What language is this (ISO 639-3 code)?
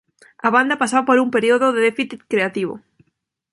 glg